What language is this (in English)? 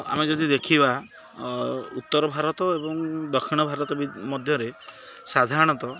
Odia